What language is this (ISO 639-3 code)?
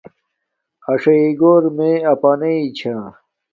dmk